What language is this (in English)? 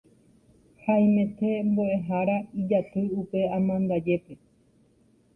Guarani